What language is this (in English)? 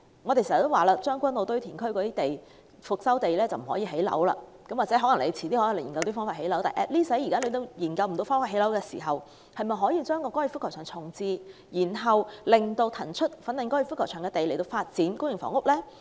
Cantonese